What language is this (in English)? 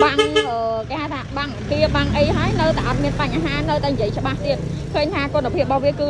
Vietnamese